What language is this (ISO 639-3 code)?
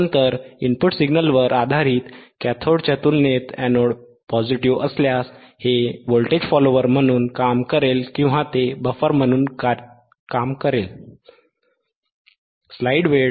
mar